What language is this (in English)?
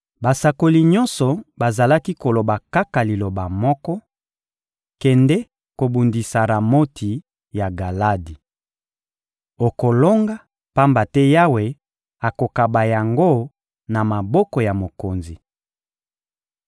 Lingala